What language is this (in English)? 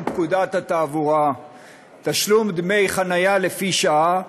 Hebrew